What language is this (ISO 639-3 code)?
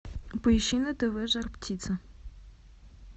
rus